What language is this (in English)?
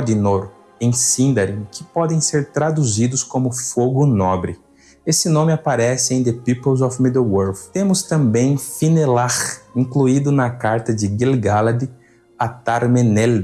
Portuguese